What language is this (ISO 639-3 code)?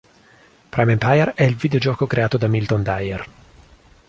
ita